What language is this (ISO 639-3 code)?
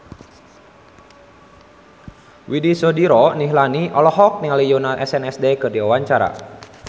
sun